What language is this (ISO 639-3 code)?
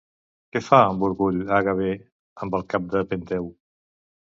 cat